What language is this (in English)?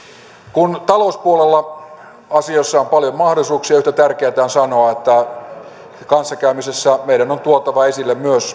Finnish